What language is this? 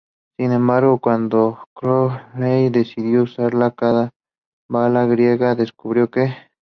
Spanish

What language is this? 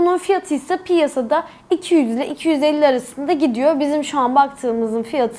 Turkish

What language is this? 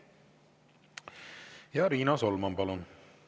Estonian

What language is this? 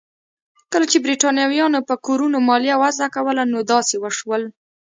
Pashto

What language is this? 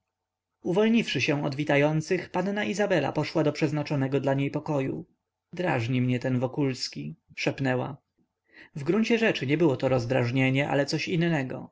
Polish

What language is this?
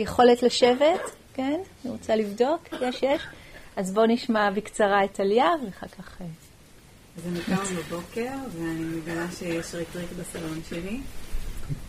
Hebrew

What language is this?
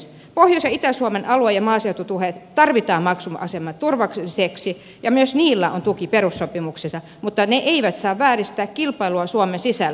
Finnish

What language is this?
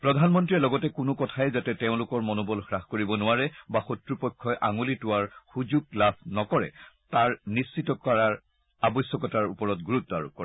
Assamese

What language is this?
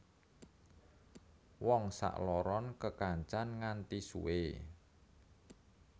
Javanese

